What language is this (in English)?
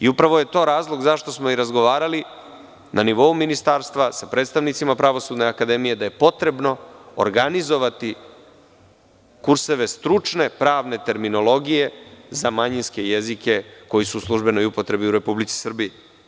Serbian